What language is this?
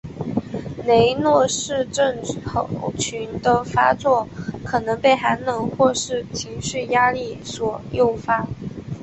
Chinese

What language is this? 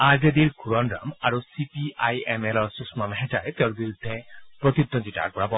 Assamese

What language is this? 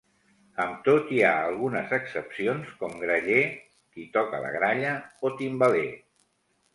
Catalan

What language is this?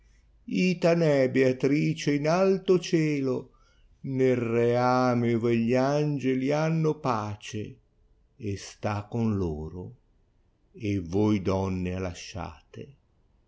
Italian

